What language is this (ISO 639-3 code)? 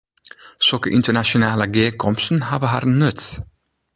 fry